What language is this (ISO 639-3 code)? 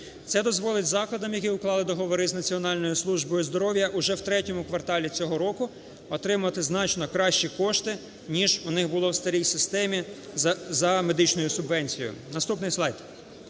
ukr